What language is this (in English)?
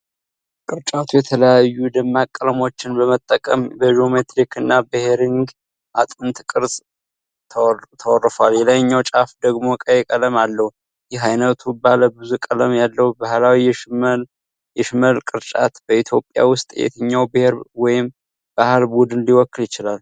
Amharic